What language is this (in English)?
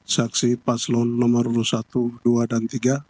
Indonesian